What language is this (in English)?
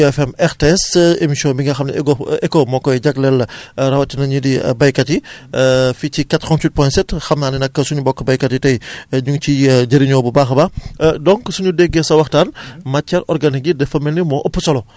Wolof